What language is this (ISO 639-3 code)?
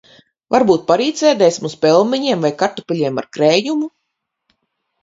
lav